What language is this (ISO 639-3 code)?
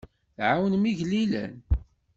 kab